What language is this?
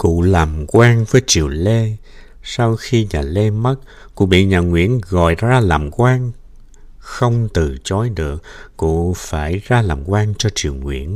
Vietnamese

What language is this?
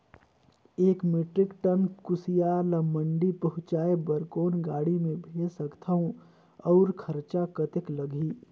Chhattisgarhi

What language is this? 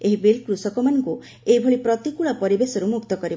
Odia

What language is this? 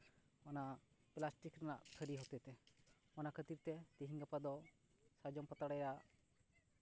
Santali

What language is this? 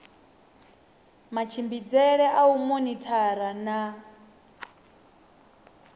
Venda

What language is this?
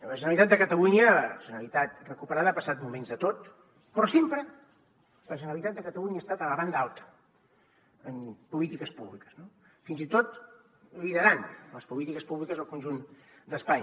Catalan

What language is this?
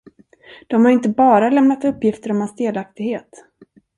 Swedish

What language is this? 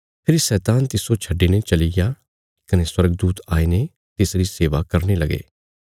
Bilaspuri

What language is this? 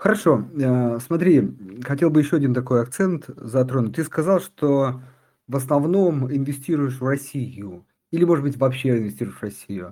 Russian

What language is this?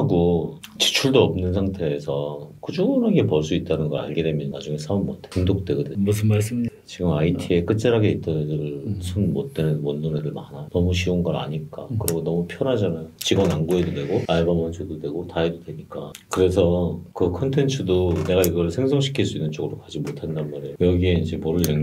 Korean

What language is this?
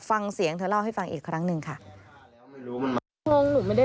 Thai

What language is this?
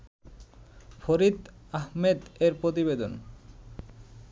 Bangla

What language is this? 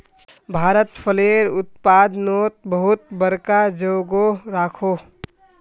Magahi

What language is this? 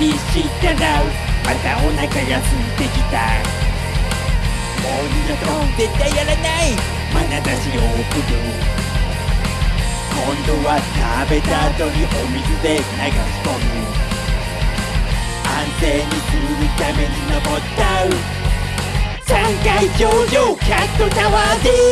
Japanese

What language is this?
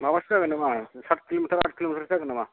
Bodo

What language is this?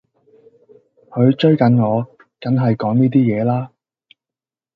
Cantonese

